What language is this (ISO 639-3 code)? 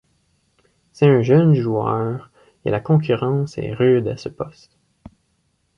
fra